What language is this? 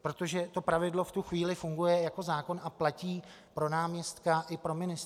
Czech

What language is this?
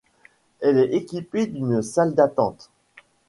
French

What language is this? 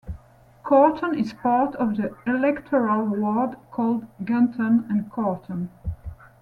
English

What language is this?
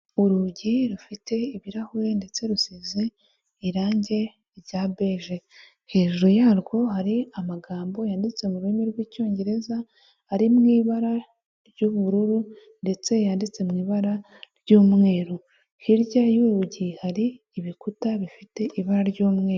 Kinyarwanda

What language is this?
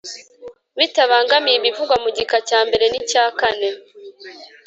Kinyarwanda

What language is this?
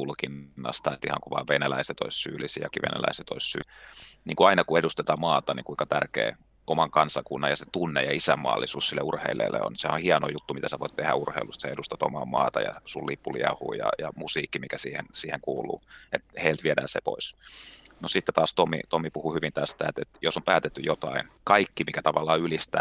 Finnish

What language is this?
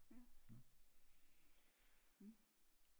Danish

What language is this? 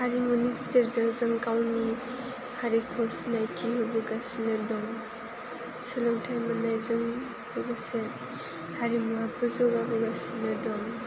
Bodo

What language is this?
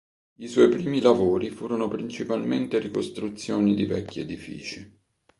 Italian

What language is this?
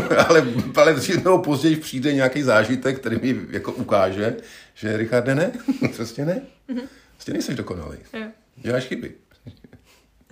Czech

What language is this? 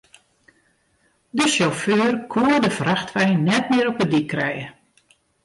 Western Frisian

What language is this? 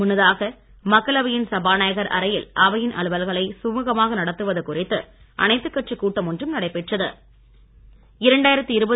Tamil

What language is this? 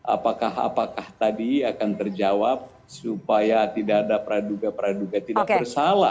Indonesian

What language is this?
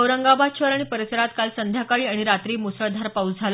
Marathi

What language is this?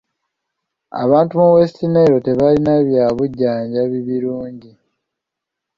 Ganda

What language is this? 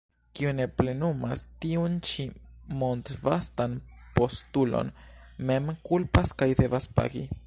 Esperanto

